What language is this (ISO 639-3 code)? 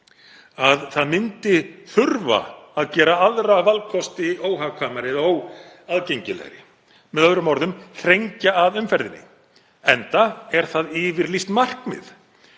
isl